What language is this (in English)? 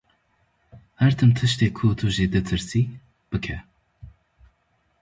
Kurdish